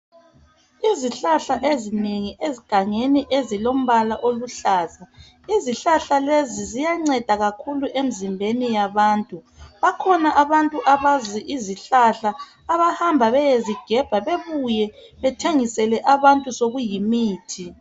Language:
North Ndebele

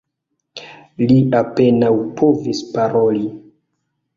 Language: Esperanto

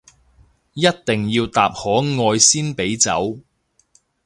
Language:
Cantonese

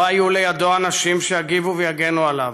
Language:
Hebrew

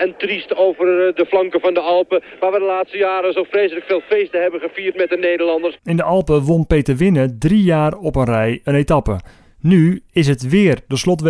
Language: Dutch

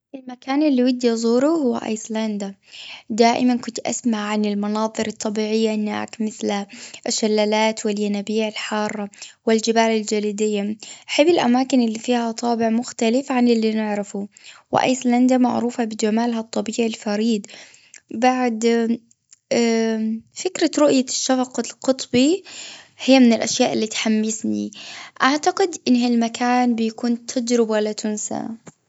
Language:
Gulf Arabic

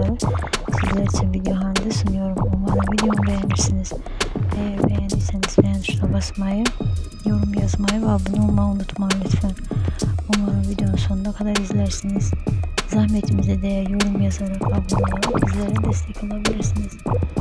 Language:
Turkish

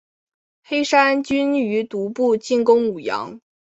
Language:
Chinese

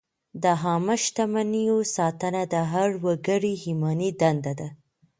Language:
Pashto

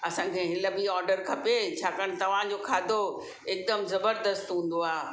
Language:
Sindhi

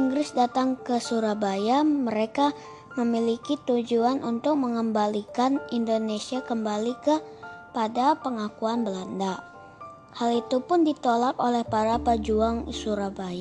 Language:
Indonesian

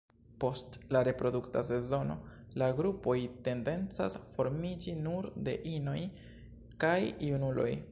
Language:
Esperanto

